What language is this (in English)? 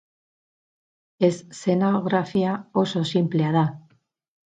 Basque